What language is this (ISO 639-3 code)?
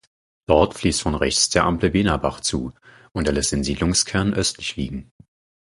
deu